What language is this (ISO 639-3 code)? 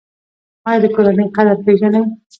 pus